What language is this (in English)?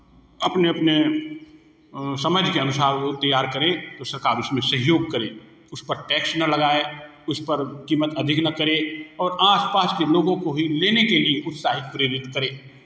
Hindi